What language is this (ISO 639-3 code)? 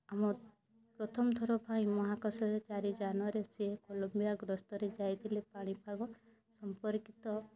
ori